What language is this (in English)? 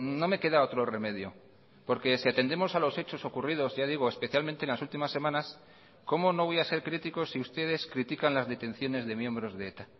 Spanish